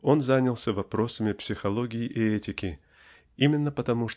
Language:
Russian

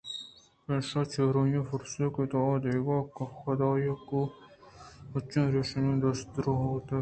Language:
Eastern Balochi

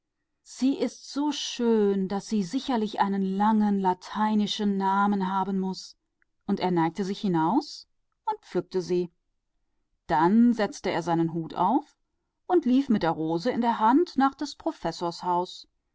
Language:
German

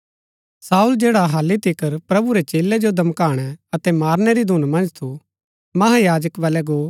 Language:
Gaddi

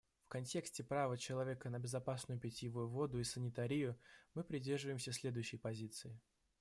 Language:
Russian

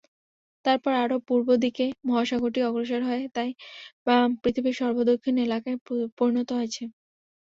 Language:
Bangla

